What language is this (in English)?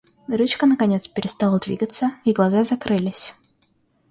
Russian